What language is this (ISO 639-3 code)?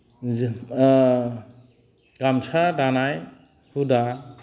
brx